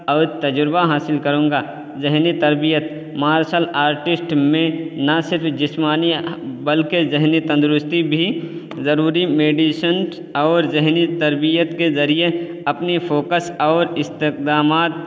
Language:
Urdu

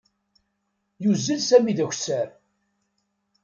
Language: Kabyle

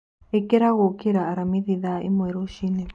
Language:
Kikuyu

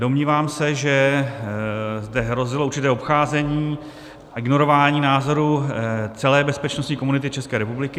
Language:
Czech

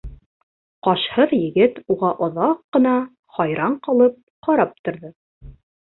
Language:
Bashkir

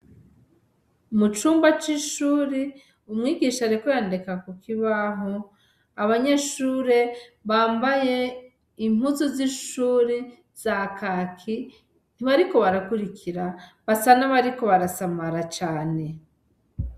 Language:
Rundi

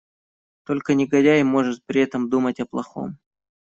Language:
Russian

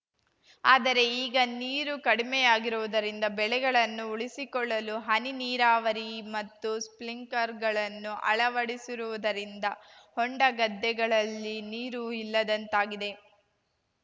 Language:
Kannada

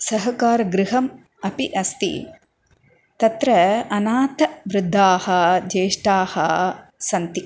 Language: Sanskrit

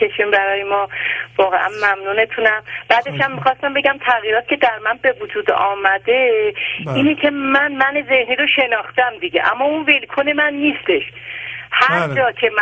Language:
Persian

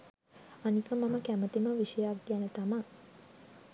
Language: Sinhala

